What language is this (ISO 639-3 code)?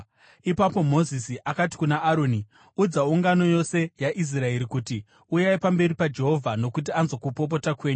sna